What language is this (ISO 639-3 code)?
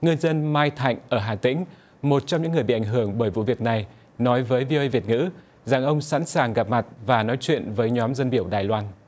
vie